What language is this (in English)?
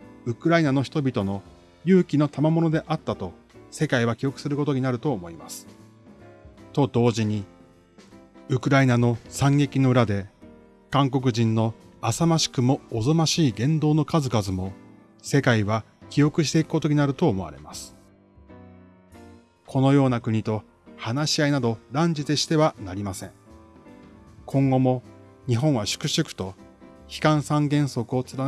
Japanese